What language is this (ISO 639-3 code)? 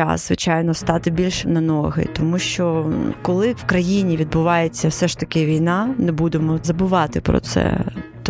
ukr